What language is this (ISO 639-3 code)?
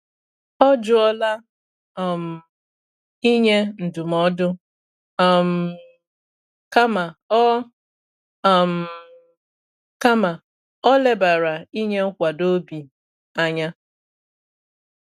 ibo